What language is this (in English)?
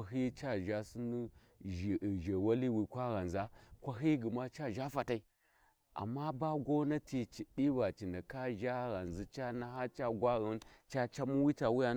Warji